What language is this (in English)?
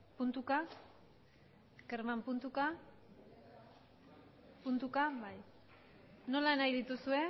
Basque